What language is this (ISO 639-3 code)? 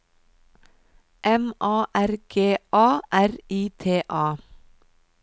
nor